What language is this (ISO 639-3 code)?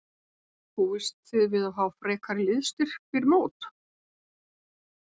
isl